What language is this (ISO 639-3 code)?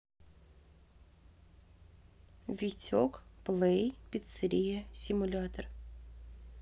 rus